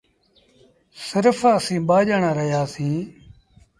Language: Sindhi Bhil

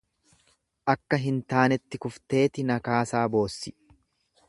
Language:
Oromo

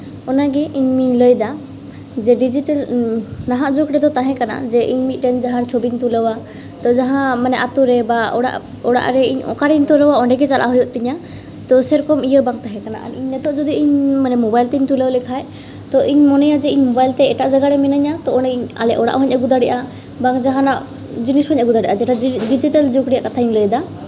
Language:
Santali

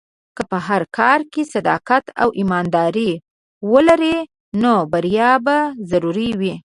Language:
Pashto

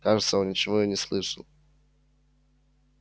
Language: Russian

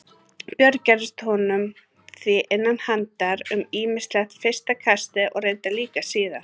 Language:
Icelandic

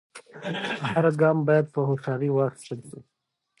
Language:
Pashto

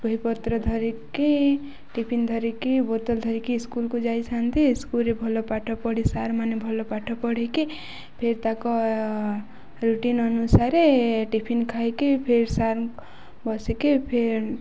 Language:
Odia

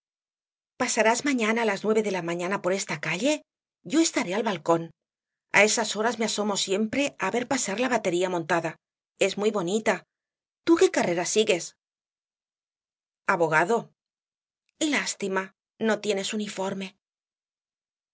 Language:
Spanish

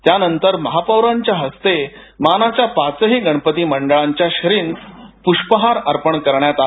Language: Marathi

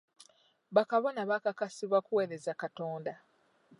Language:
Ganda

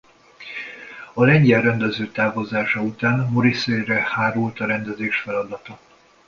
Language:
Hungarian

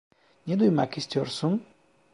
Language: Turkish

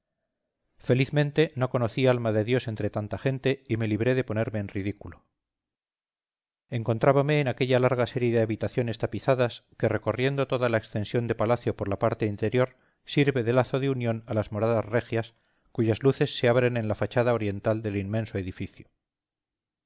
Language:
Spanish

